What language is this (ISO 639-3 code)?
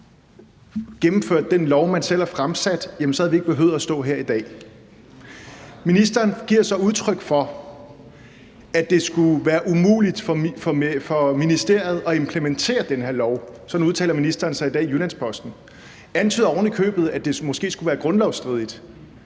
dan